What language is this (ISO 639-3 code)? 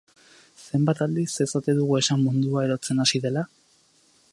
eus